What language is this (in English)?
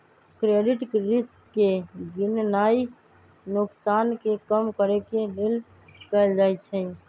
Magahi